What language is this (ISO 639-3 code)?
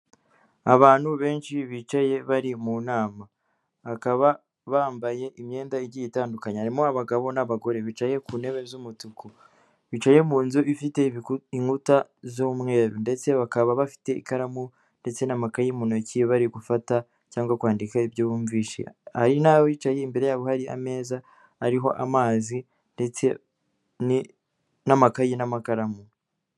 kin